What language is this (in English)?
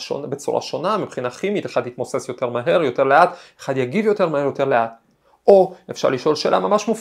Hebrew